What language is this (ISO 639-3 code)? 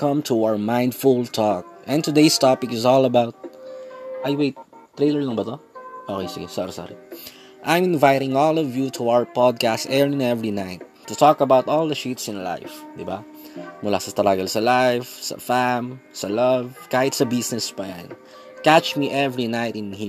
fil